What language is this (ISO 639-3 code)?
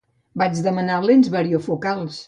cat